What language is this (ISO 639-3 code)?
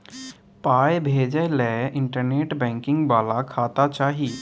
mai